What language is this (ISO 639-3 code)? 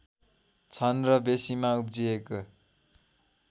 nep